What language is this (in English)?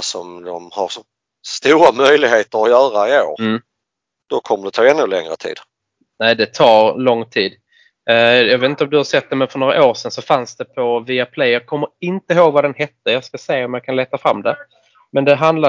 Swedish